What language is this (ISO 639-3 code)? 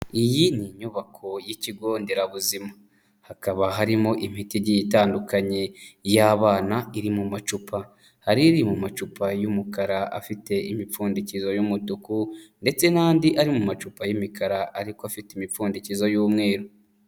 kin